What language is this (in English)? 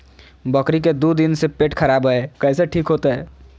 Magahi